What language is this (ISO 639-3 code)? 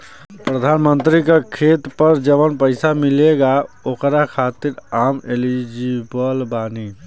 bho